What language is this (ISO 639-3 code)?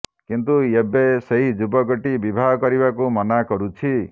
ori